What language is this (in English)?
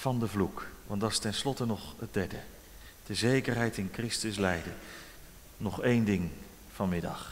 Dutch